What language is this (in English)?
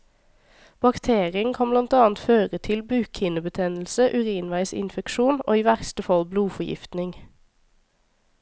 Norwegian